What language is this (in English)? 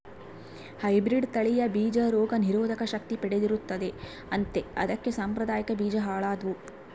Kannada